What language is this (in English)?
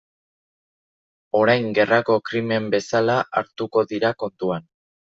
Basque